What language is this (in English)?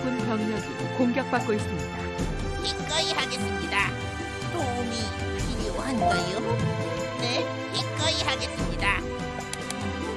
Korean